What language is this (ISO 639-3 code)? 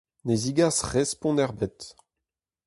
bre